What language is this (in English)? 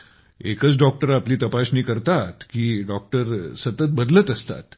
Marathi